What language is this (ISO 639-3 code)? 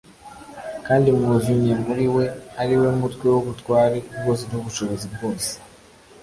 kin